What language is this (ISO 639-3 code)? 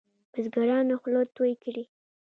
pus